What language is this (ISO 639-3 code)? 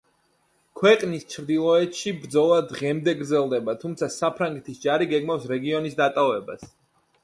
kat